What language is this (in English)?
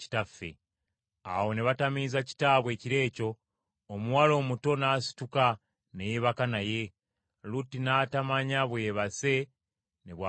Ganda